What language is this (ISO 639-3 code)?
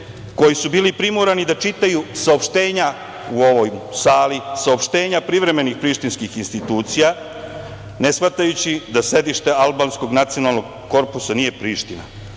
srp